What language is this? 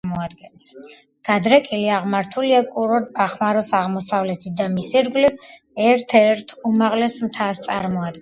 Georgian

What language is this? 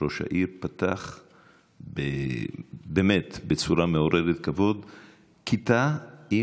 Hebrew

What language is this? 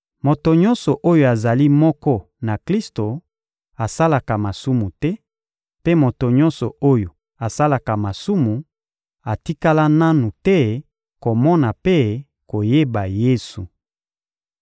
Lingala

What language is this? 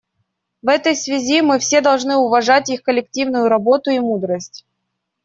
Russian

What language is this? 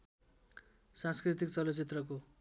Nepali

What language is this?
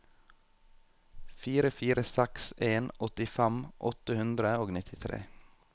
Norwegian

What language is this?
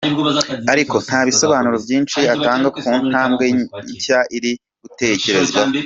Kinyarwanda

